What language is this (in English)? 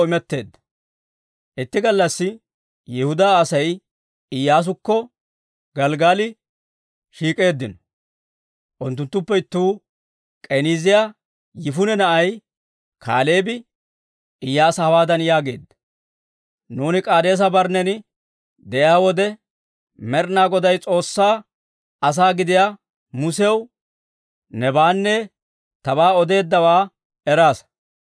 Dawro